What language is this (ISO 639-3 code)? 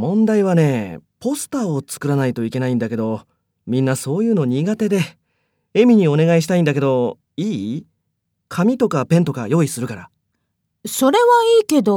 jpn